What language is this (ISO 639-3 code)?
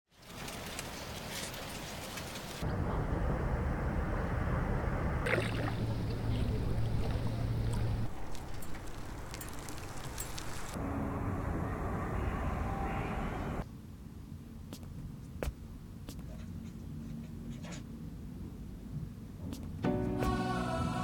dan